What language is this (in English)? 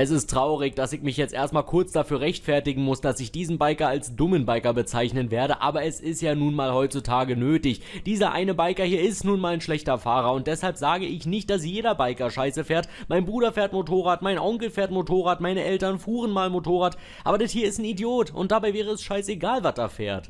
German